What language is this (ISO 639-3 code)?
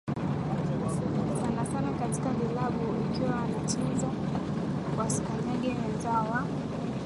swa